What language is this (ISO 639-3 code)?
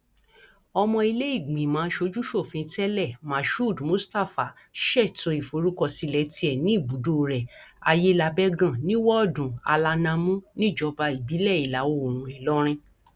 yor